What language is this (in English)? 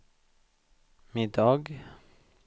Swedish